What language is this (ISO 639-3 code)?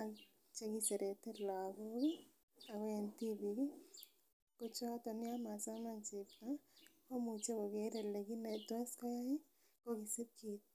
kln